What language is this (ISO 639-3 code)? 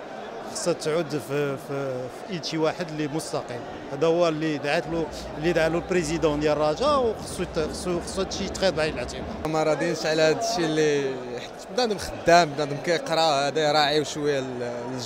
ara